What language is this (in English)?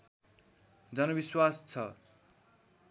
Nepali